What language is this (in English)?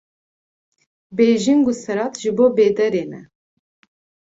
Kurdish